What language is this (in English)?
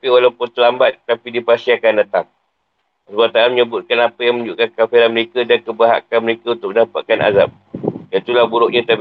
Malay